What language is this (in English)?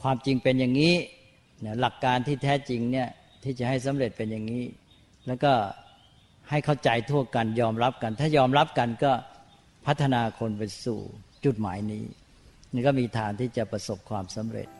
Thai